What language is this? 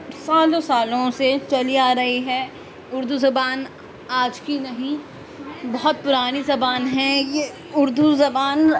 Urdu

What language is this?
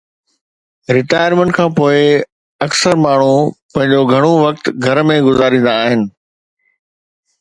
Sindhi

